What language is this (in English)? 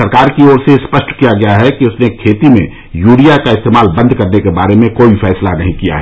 Hindi